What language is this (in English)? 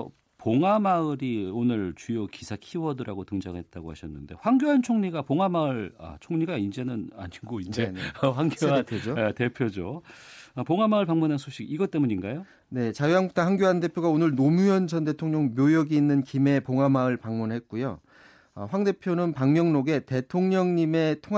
Korean